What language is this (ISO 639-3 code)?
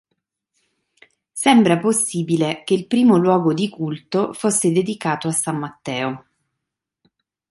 ita